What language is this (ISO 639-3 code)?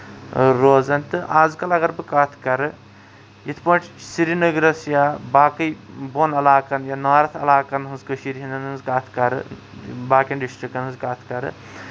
kas